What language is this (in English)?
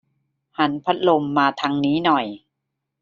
Thai